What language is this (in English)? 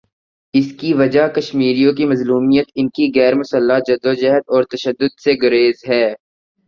Urdu